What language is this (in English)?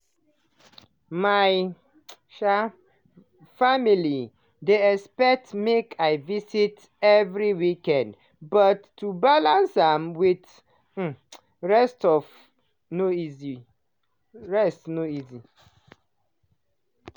Nigerian Pidgin